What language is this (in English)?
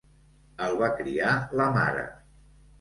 Catalan